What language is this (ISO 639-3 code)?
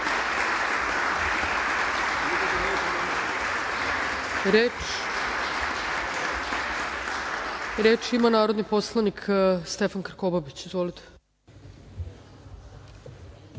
srp